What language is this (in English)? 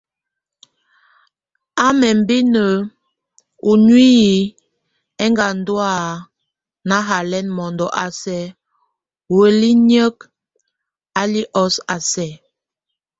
Tunen